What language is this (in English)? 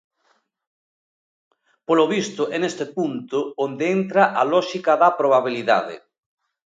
Galician